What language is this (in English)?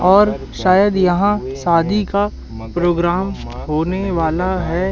Hindi